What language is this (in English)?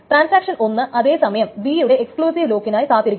Malayalam